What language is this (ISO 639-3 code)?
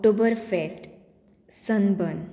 kok